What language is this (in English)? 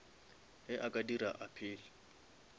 Northern Sotho